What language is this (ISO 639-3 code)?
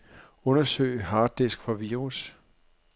dan